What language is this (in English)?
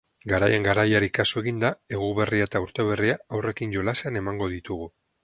Basque